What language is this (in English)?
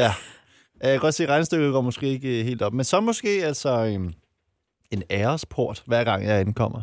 Danish